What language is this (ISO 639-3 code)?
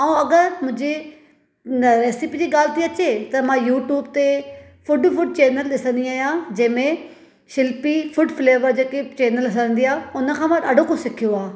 snd